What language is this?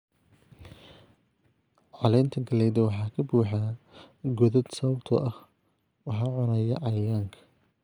Somali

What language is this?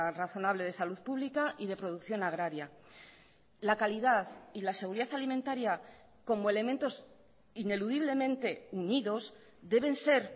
Spanish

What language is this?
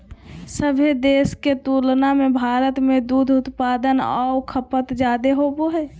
Magahi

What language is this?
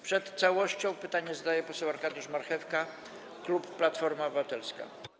Polish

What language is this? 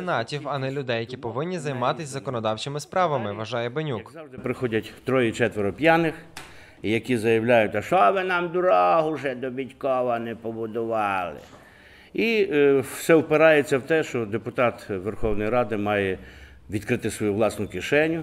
Ukrainian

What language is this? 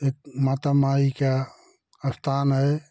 Hindi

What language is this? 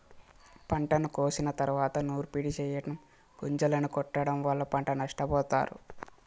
Telugu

